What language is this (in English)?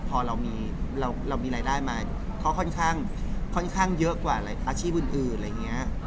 Thai